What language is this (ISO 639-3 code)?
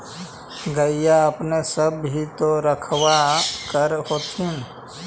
mag